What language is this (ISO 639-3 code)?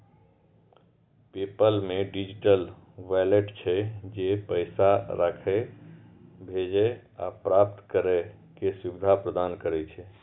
mai